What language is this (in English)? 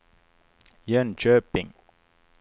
Swedish